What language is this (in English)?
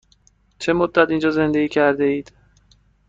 Persian